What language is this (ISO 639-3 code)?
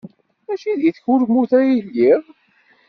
kab